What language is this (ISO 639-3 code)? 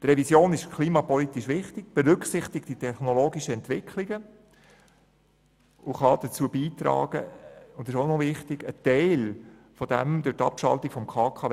gsw